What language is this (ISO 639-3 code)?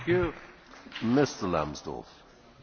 deu